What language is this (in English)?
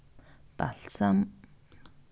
Faroese